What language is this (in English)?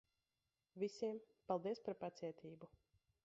Latvian